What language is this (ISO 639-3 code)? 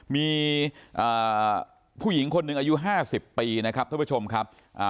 tha